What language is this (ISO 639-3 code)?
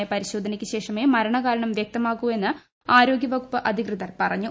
mal